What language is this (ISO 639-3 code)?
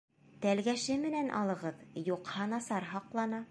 bak